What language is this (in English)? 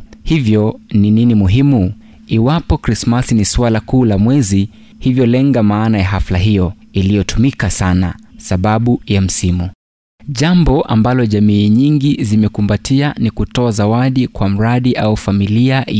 Swahili